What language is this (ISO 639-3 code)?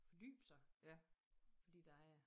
dan